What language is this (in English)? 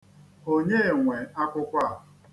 Igbo